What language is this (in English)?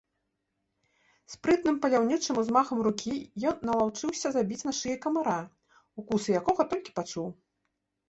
Belarusian